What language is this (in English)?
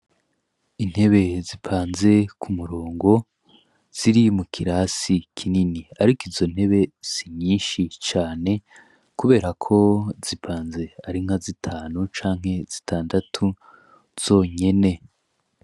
Rundi